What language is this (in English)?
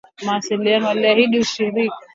Swahili